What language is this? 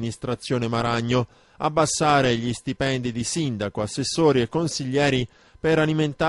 Italian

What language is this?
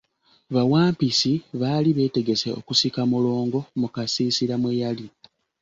Ganda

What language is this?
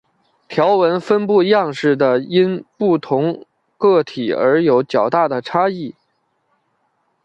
Chinese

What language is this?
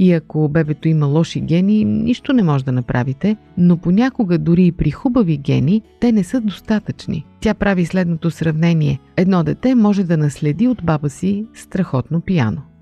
Bulgarian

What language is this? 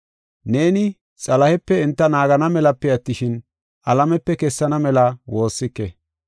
Gofa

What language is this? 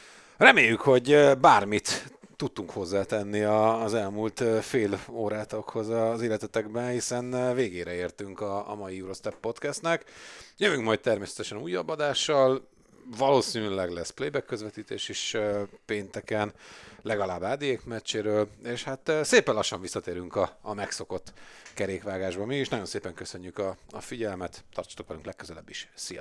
Hungarian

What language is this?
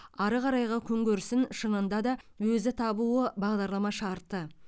Kazakh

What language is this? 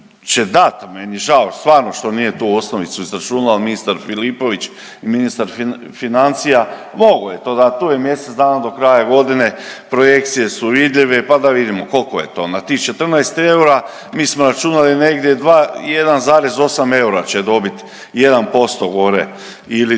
Croatian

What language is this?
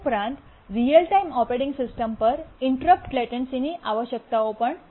Gujarati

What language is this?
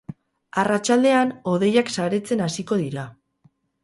Basque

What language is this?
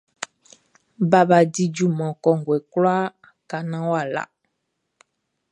Baoulé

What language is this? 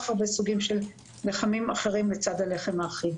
Hebrew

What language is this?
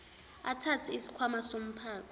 Zulu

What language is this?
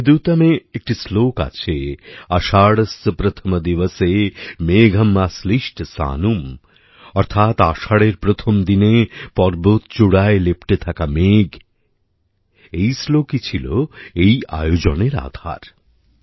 Bangla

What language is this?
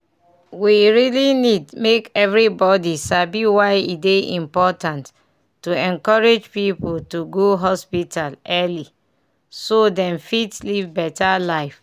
Nigerian Pidgin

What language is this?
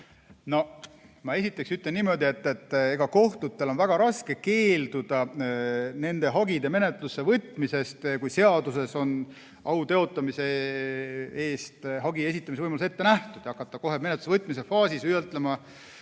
Estonian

